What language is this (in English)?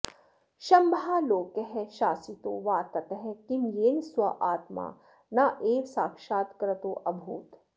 Sanskrit